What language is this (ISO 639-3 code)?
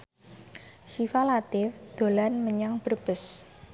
jav